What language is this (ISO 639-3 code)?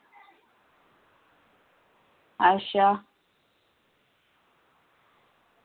doi